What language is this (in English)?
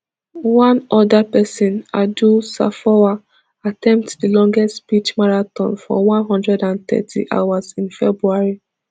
Nigerian Pidgin